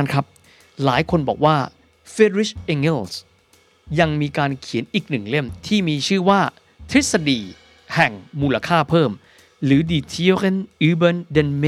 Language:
Thai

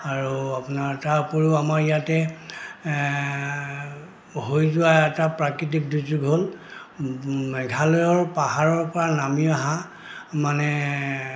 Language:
Assamese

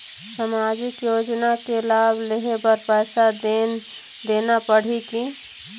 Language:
Chhattisgarhi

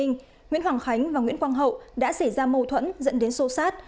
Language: Vietnamese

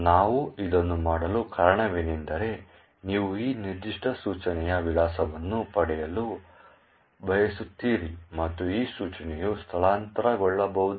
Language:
Kannada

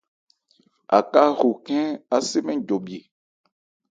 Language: Ebrié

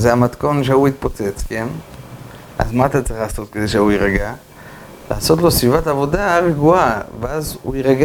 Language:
Hebrew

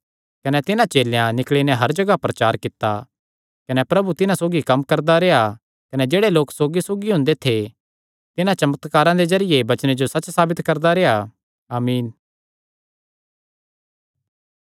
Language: Kangri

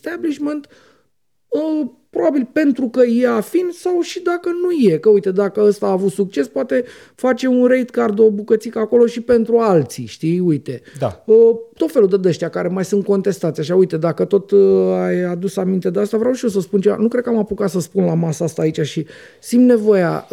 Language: Romanian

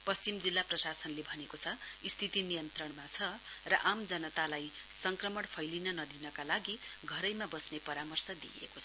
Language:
Nepali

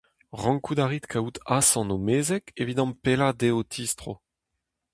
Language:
Breton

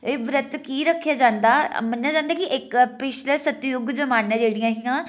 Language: Dogri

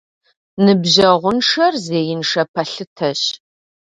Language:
Kabardian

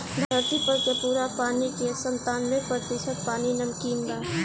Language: Bhojpuri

